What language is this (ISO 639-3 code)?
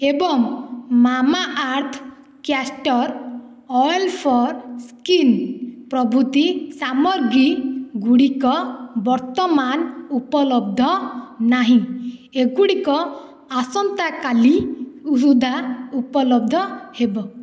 ori